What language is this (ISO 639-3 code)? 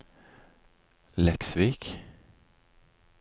nor